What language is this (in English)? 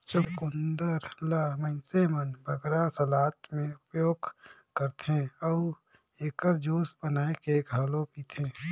Chhattisgarhi